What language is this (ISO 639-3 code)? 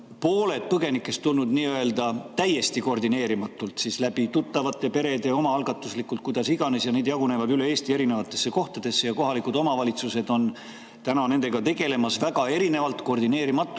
est